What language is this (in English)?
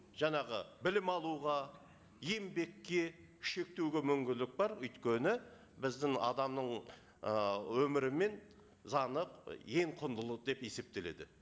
Kazakh